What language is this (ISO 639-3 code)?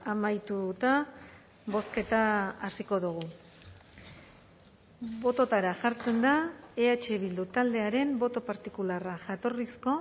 eus